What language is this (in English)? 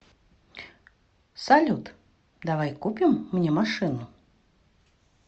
Russian